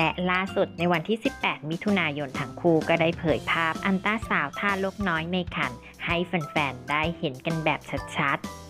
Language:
Thai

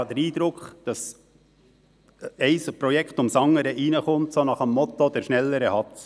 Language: Swiss German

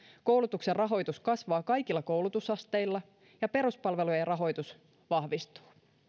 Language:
Finnish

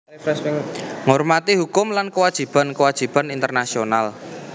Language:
Javanese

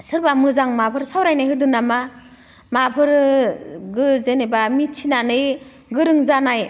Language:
Bodo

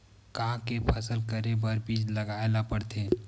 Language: Chhattisgarhi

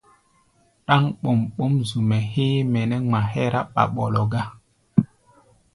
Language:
Gbaya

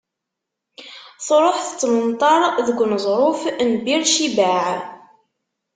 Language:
Kabyle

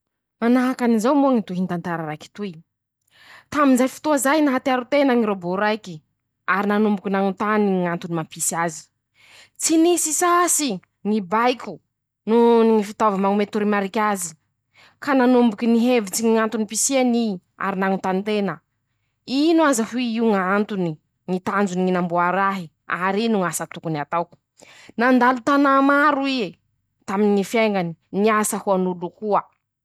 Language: Masikoro Malagasy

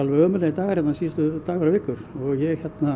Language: Icelandic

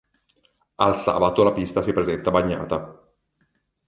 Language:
Italian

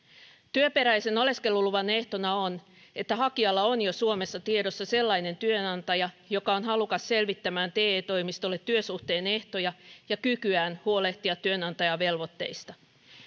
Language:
Finnish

